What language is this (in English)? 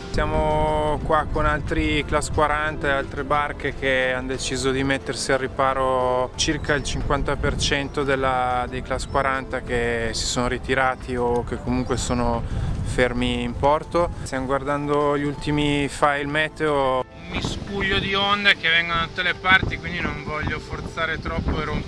Italian